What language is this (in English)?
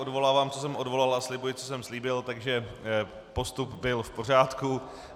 Czech